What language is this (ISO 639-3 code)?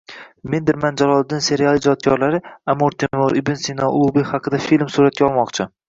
uzb